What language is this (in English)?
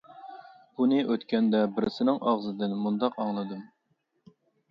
Uyghur